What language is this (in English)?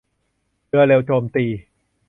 Thai